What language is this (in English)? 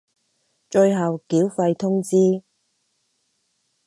Cantonese